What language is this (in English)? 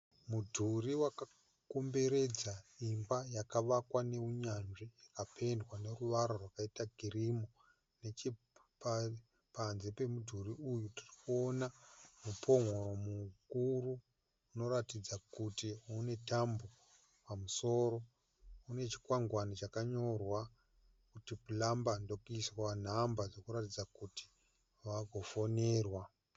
Shona